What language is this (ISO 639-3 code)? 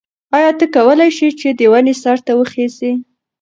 pus